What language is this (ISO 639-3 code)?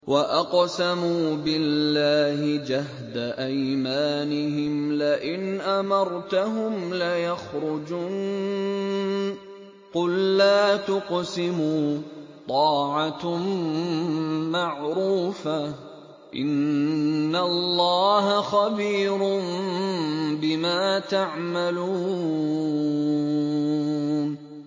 ara